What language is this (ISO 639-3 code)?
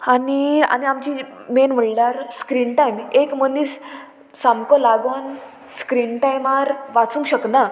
kok